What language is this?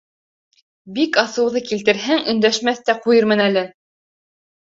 Bashkir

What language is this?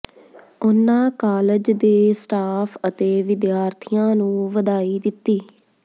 Punjabi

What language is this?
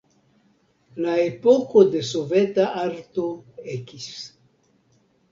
Esperanto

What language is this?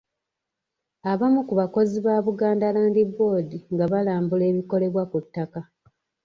Ganda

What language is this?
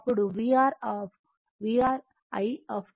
Telugu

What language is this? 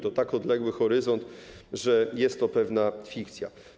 Polish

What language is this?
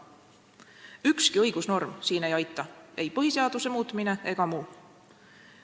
Estonian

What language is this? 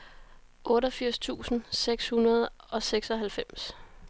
Danish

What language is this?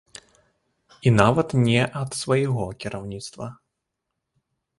Belarusian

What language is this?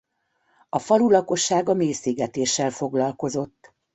Hungarian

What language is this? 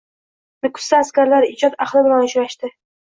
Uzbek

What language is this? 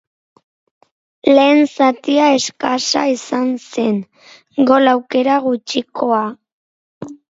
Basque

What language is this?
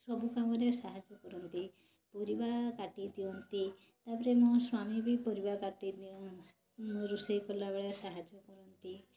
Odia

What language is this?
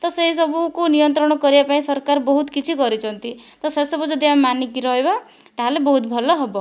Odia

